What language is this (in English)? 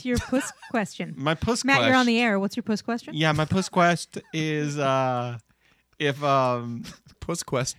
English